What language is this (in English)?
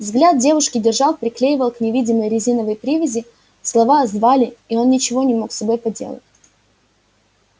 Russian